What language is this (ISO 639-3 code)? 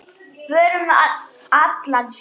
isl